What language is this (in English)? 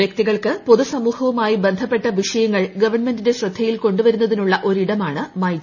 Malayalam